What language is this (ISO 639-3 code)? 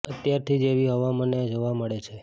guj